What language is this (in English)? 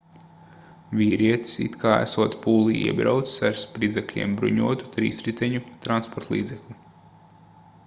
Latvian